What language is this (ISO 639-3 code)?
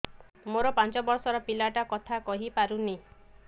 ori